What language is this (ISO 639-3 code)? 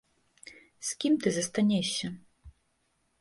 bel